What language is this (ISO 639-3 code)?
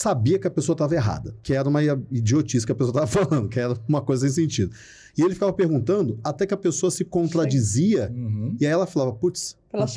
por